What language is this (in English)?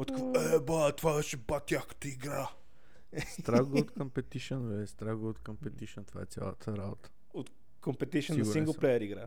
Bulgarian